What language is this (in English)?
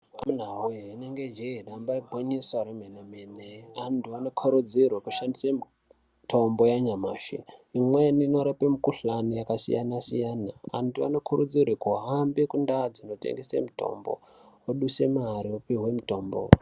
Ndau